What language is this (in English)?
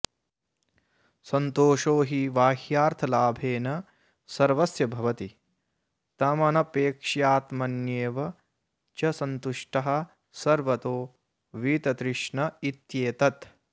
Sanskrit